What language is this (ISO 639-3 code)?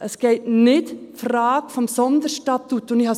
gsw